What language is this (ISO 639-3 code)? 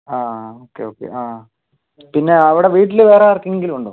mal